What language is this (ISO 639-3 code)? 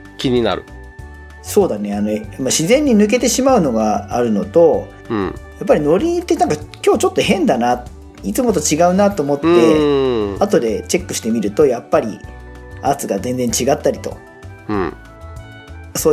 jpn